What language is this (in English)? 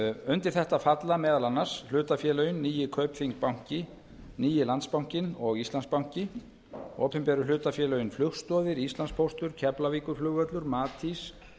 Icelandic